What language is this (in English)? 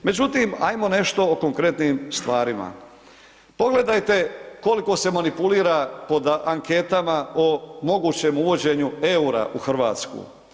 Croatian